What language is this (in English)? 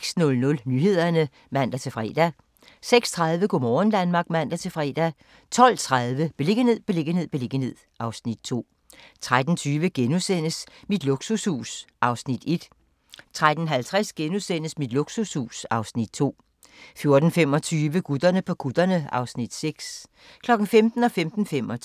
Danish